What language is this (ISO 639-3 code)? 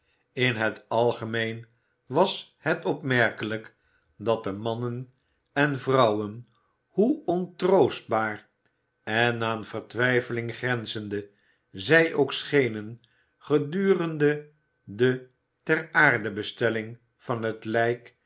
nld